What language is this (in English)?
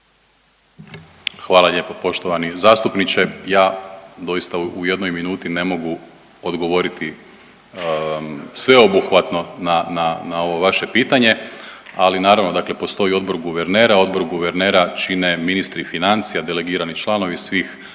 Croatian